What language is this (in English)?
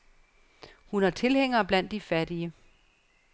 Danish